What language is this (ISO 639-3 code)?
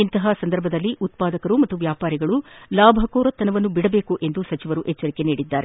kan